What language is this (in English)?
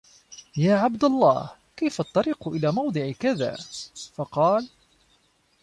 Arabic